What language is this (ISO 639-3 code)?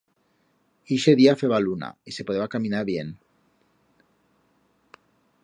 arg